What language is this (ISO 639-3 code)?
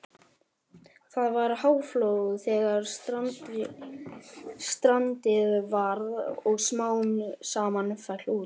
isl